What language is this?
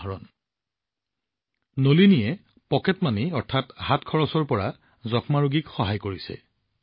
Assamese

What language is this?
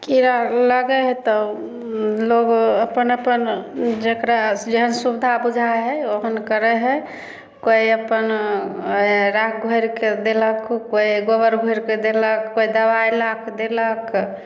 Maithili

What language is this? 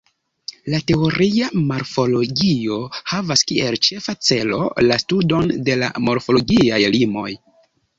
Esperanto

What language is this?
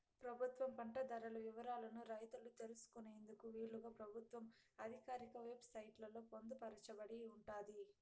Telugu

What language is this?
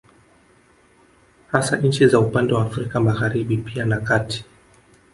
Swahili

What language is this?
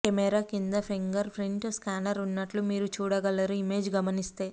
Telugu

